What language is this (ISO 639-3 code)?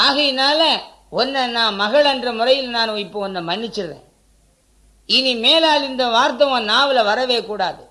tam